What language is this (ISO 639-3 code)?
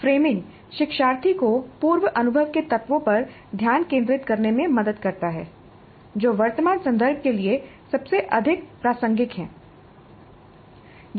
hin